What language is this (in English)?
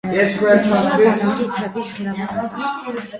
Armenian